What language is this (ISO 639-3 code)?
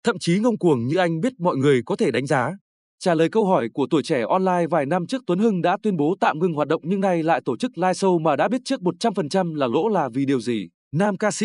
vie